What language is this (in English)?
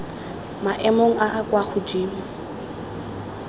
Tswana